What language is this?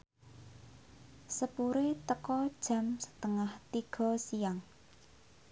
Javanese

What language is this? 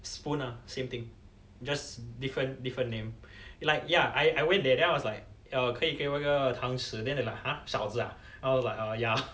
English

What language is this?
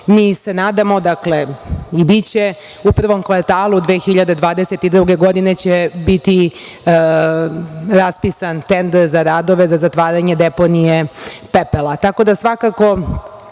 Serbian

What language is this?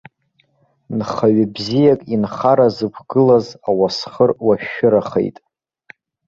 Abkhazian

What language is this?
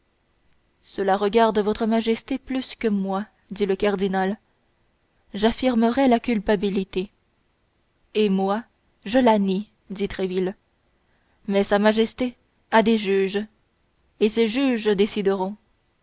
French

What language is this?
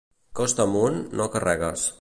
Catalan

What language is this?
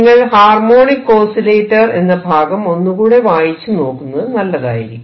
Malayalam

